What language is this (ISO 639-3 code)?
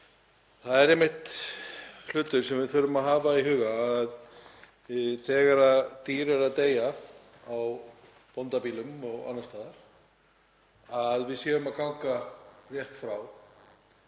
isl